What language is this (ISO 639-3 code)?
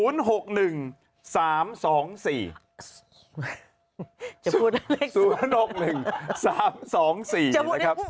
tha